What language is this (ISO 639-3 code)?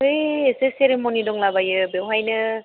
brx